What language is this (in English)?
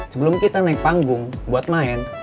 Indonesian